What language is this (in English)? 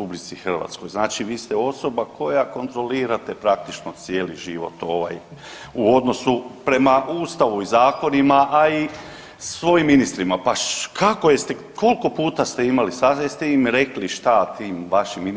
Croatian